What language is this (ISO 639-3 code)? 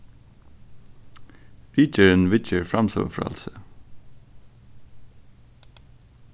fao